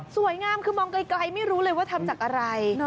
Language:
Thai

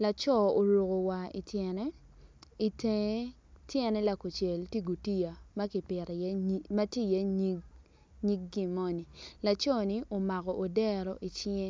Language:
Acoli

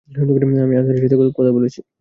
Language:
Bangla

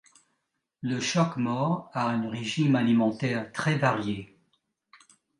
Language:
French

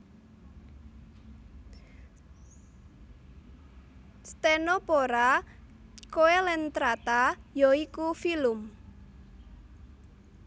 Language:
Javanese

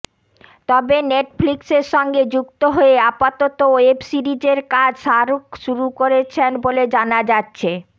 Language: Bangla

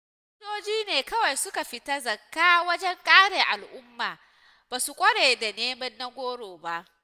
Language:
Hausa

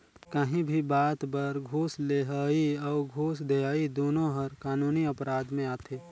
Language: Chhattisgarhi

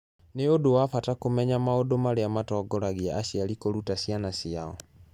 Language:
Kikuyu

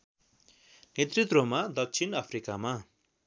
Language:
Nepali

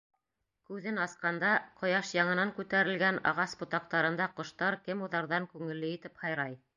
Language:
Bashkir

